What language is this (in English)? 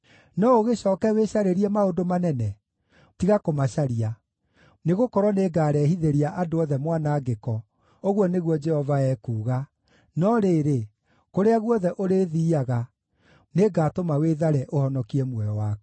Kikuyu